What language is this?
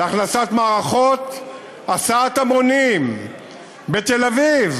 Hebrew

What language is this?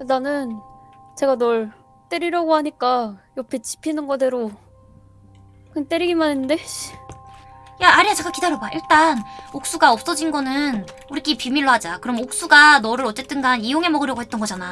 Korean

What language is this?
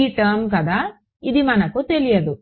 Telugu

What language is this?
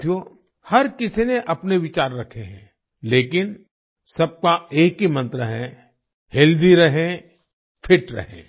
Hindi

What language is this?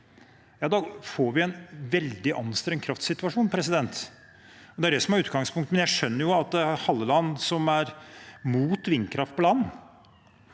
Norwegian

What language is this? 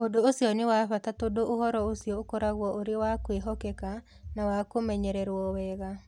Kikuyu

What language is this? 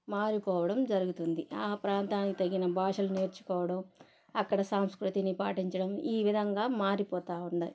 Telugu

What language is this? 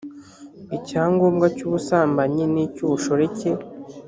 Kinyarwanda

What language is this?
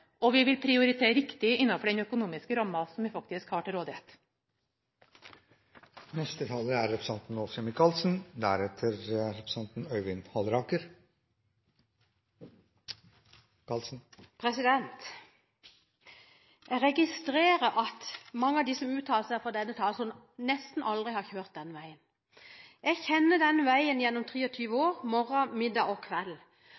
Norwegian Bokmål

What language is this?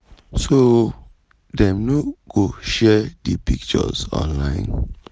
Nigerian Pidgin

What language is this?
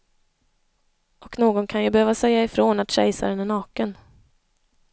Swedish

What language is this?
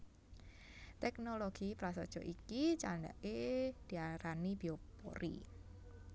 Javanese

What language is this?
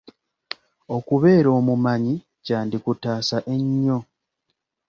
Ganda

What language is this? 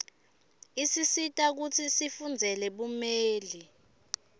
Swati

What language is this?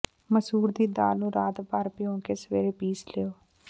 Punjabi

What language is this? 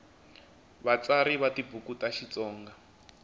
Tsonga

